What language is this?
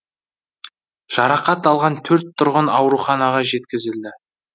Kazakh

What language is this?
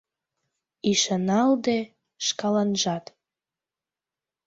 Mari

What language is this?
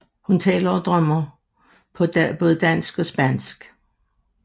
Danish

